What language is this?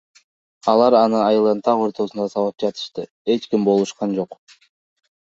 Kyrgyz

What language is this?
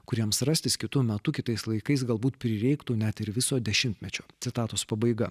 Lithuanian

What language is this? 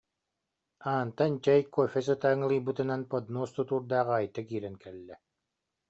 Yakut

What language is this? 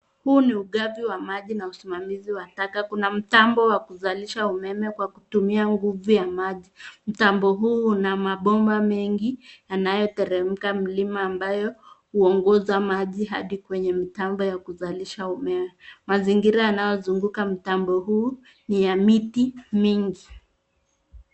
Swahili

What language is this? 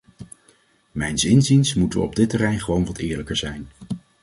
Dutch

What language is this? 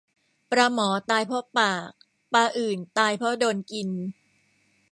Thai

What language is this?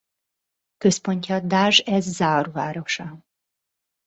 Hungarian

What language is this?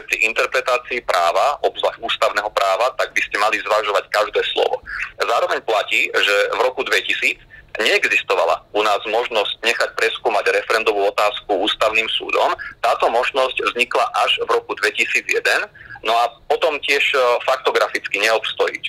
Slovak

